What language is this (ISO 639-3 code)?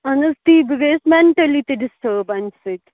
kas